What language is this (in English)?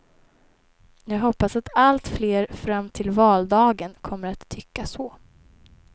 Swedish